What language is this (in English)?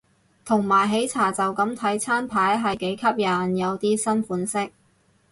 Cantonese